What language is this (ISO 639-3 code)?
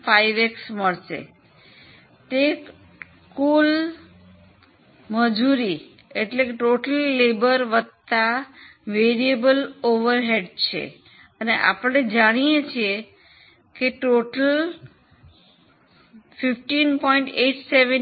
guj